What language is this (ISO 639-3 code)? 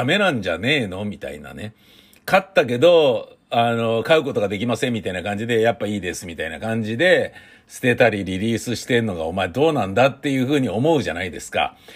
jpn